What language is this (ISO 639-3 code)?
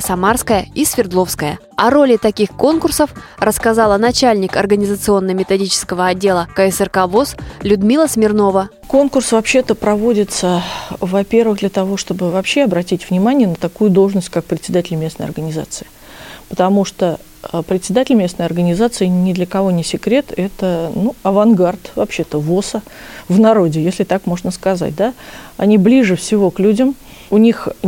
rus